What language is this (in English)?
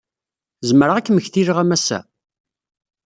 Kabyle